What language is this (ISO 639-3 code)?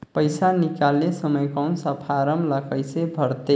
hne